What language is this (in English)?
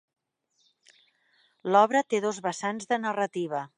Catalan